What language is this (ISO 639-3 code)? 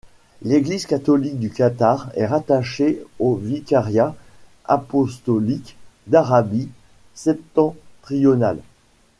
fra